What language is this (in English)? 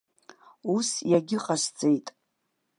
Abkhazian